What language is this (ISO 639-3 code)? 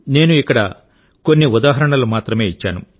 tel